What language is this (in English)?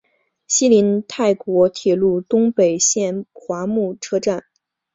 Chinese